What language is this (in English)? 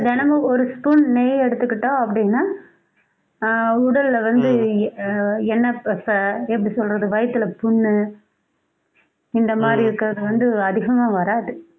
Tamil